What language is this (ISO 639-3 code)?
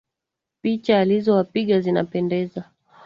swa